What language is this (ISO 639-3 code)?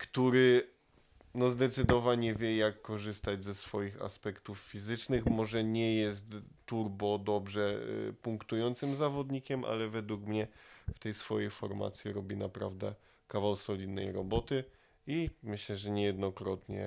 pol